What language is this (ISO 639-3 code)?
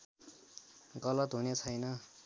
nep